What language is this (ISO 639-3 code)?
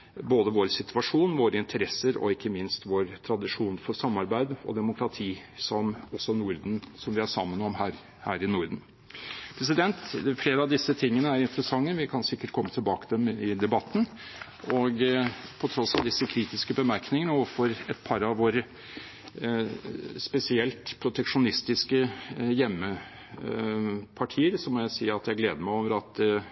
nob